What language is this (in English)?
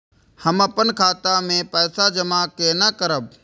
Maithili